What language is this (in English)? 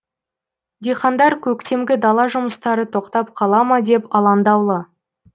Kazakh